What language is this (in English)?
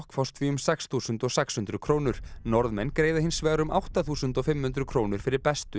Icelandic